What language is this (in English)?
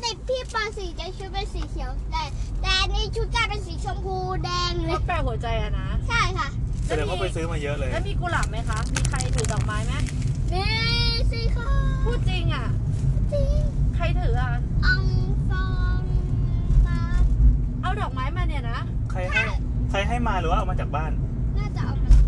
Thai